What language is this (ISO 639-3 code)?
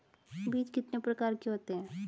hin